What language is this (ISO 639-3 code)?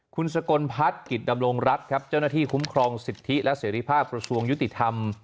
tha